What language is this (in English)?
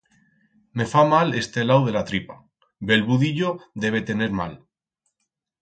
Aragonese